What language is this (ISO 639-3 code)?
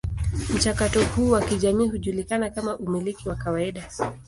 swa